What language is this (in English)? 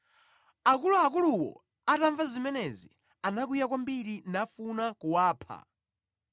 Nyanja